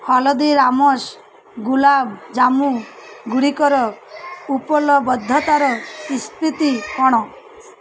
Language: Odia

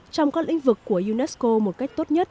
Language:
Vietnamese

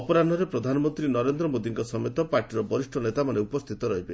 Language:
Odia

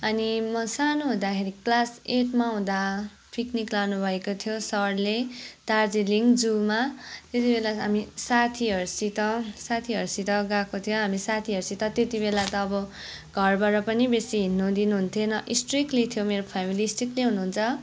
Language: Nepali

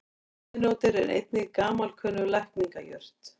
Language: Icelandic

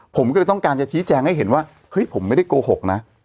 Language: Thai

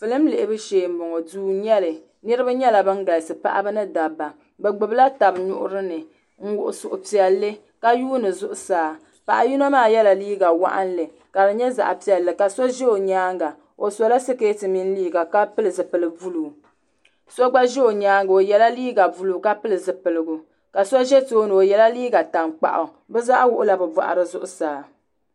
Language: Dagbani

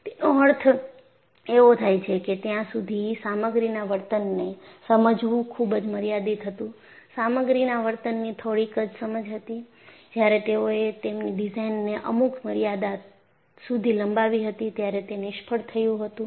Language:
Gujarati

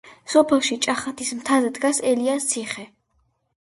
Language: Georgian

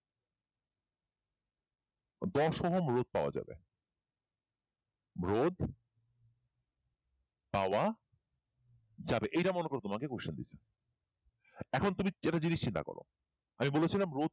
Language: Bangla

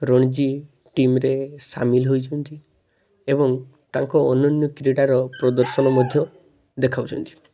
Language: Odia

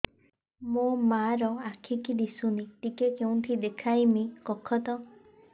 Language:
Odia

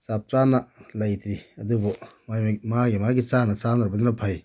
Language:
Manipuri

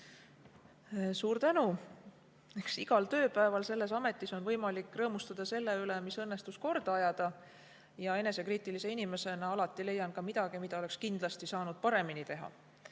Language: Estonian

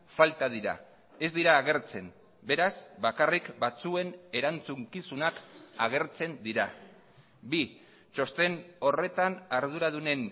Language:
Basque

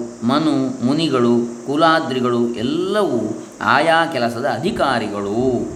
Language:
Kannada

